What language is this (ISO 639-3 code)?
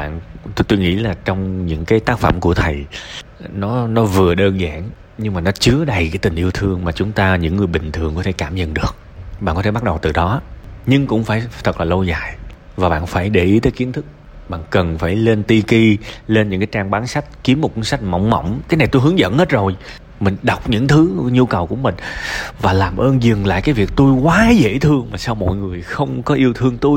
vie